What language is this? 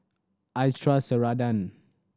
English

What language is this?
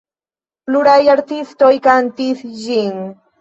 Esperanto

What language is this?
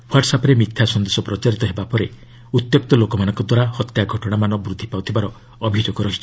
Odia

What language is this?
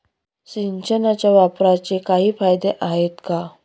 Marathi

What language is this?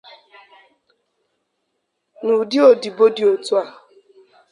Igbo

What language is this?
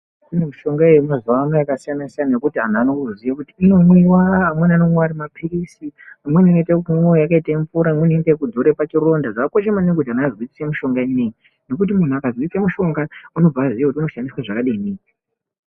Ndau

